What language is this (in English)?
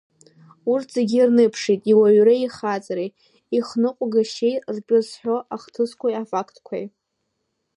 Abkhazian